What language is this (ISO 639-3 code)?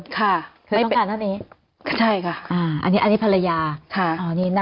tha